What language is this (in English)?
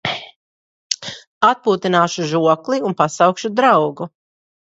Latvian